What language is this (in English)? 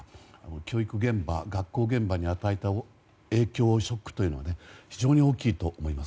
Japanese